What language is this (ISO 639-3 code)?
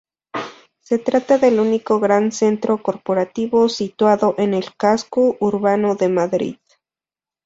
spa